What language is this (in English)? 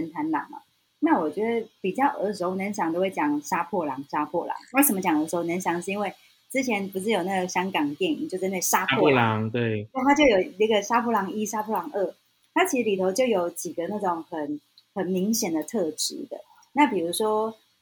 Chinese